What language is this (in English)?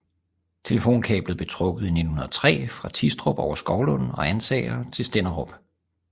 Danish